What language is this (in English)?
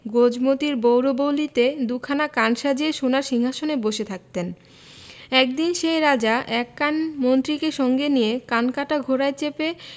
Bangla